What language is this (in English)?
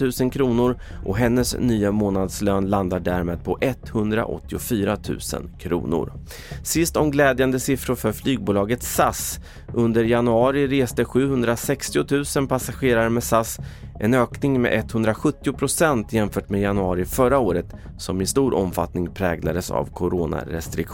Swedish